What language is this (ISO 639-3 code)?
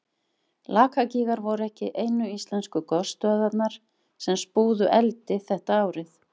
isl